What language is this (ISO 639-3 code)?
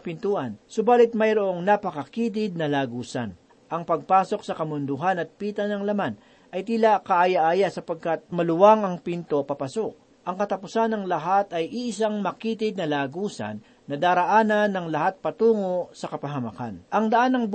fil